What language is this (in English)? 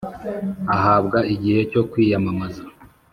Kinyarwanda